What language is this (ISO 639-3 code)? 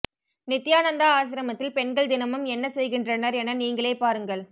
tam